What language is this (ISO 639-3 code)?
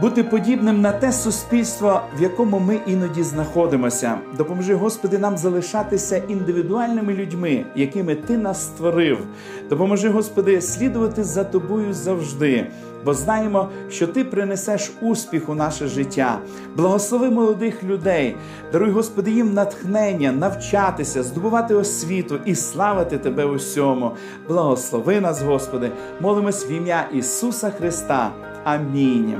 ukr